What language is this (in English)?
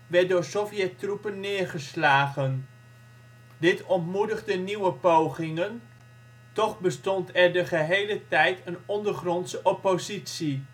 Dutch